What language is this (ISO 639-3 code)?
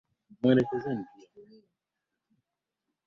swa